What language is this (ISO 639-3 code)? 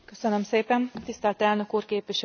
hun